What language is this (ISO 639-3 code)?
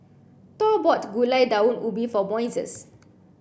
eng